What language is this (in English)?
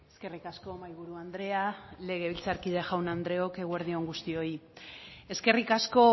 Basque